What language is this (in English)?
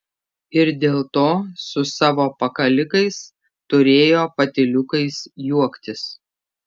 Lithuanian